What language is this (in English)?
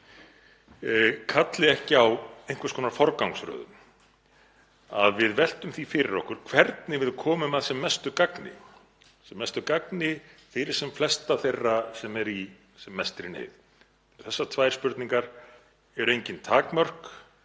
Icelandic